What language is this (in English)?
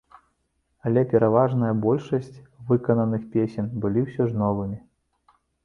Belarusian